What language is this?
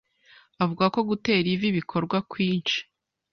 Kinyarwanda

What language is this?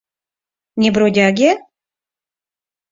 Mari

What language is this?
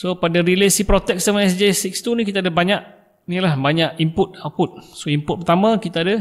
Malay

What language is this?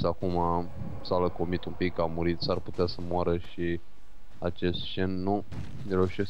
Romanian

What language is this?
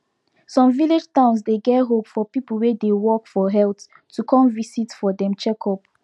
Nigerian Pidgin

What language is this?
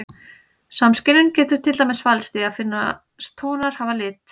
Icelandic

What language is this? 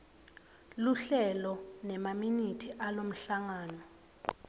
Swati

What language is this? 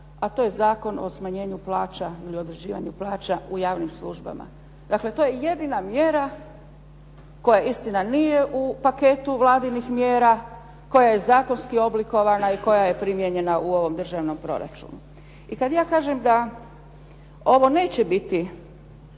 Croatian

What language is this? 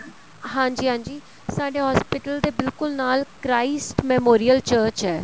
Punjabi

